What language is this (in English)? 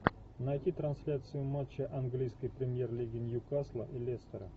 Russian